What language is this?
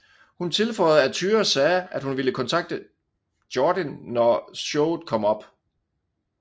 Danish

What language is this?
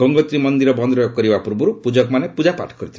Odia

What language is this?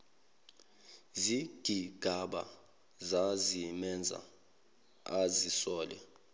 Zulu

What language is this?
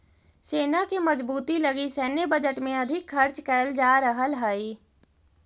Magahi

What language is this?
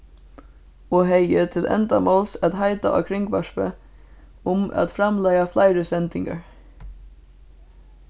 Faroese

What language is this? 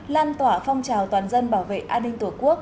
Vietnamese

